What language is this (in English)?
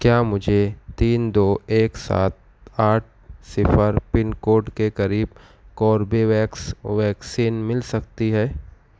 Urdu